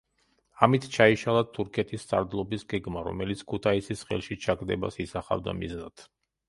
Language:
Georgian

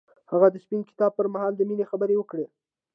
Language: Pashto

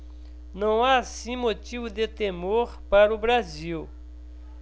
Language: Portuguese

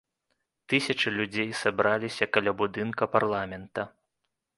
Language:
Belarusian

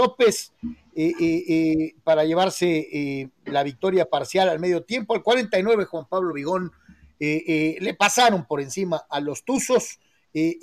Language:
Spanish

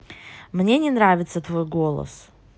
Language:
Russian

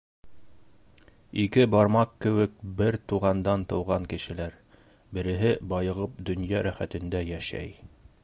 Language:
Bashkir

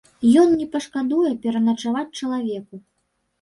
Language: Belarusian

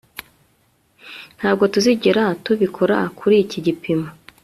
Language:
Kinyarwanda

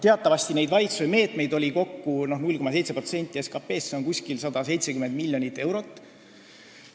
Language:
Estonian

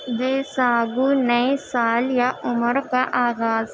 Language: Urdu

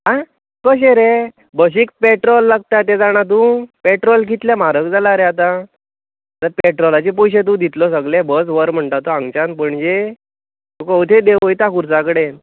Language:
Konkani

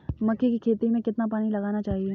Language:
Hindi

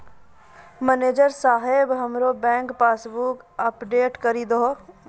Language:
Maithili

